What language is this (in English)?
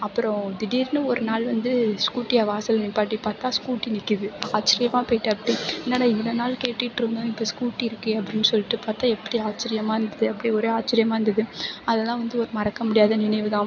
Tamil